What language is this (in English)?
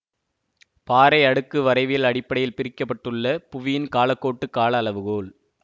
Tamil